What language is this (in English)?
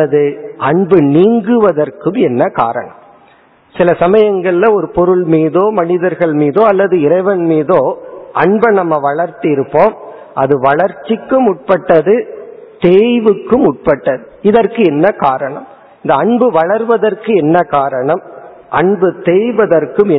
Tamil